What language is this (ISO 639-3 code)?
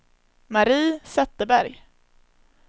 swe